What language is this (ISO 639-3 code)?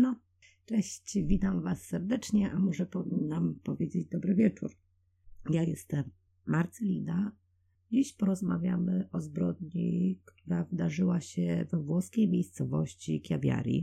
pol